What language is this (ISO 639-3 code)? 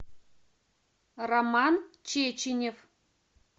rus